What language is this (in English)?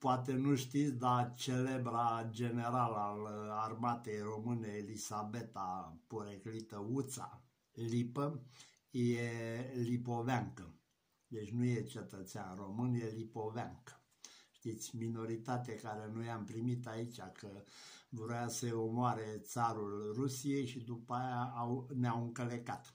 Romanian